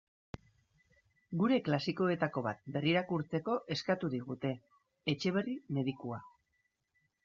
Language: Basque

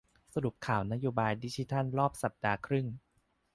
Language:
Thai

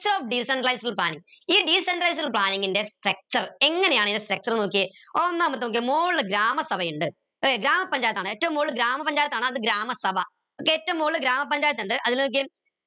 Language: Malayalam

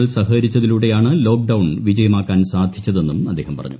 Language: Malayalam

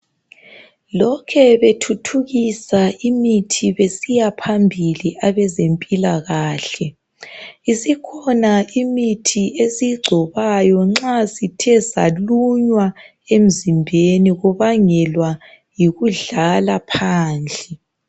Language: North Ndebele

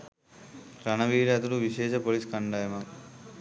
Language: Sinhala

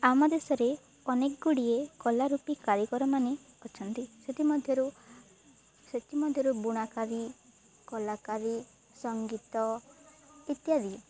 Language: Odia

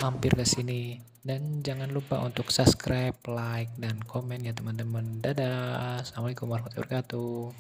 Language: Indonesian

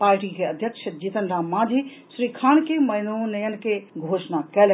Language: Maithili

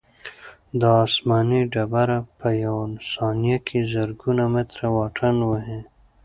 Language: Pashto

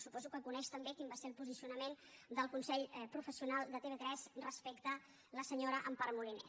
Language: Catalan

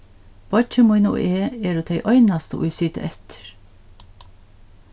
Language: Faroese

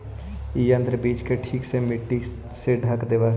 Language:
Magahi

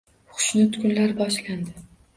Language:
Uzbek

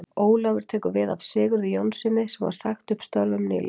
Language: Icelandic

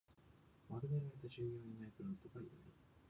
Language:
Japanese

